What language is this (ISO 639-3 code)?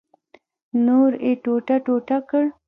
pus